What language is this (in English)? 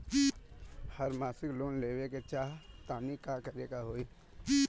Bhojpuri